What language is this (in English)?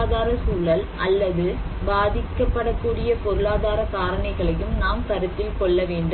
Tamil